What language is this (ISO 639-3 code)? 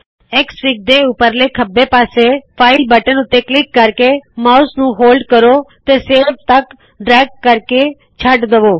pan